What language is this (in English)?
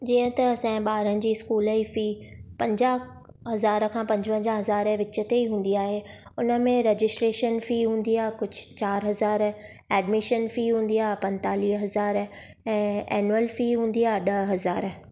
Sindhi